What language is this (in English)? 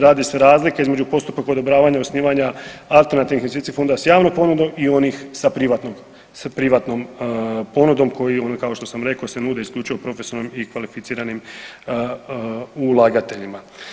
Croatian